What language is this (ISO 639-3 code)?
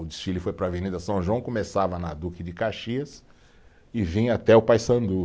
por